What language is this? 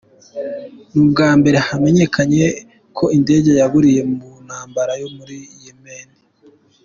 Kinyarwanda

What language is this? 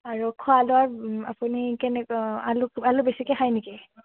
Assamese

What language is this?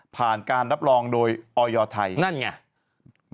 Thai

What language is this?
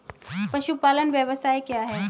Hindi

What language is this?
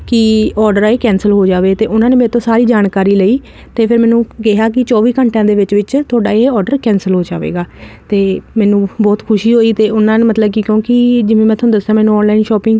Punjabi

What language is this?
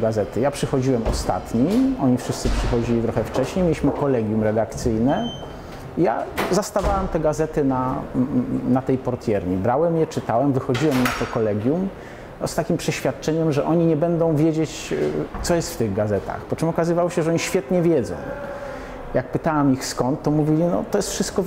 Polish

